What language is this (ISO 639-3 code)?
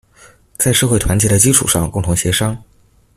zho